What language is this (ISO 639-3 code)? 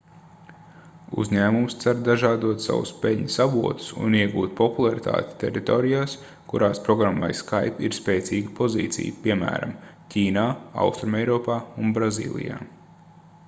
lav